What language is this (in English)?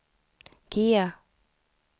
Swedish